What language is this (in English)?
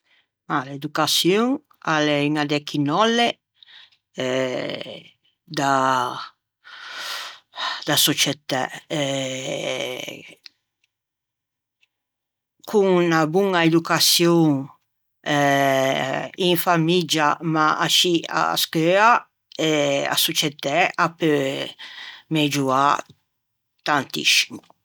Ligurian